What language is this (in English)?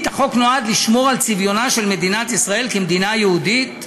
Hebrew